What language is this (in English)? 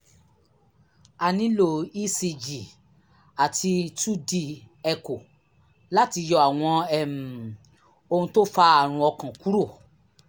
Yoruba